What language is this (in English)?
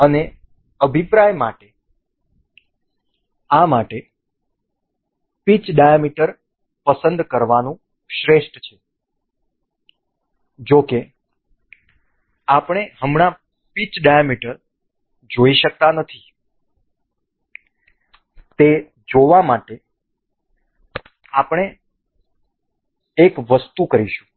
Gujarati